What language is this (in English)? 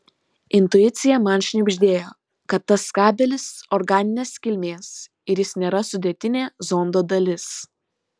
Lithuanian